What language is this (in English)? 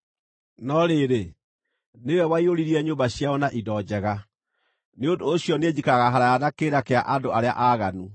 Kikuyu